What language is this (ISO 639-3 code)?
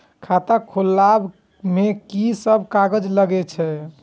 mai